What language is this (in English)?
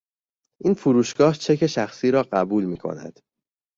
Persian